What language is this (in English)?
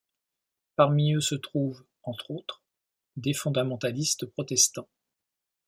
French